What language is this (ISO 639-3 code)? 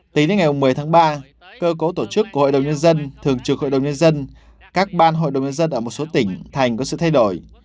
vie